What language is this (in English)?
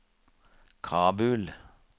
Norwegian